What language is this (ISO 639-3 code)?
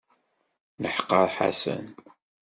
kab